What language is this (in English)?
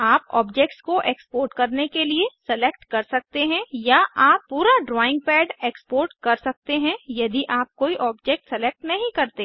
Hindi